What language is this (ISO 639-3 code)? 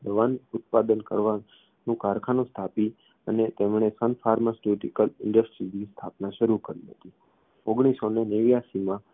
guj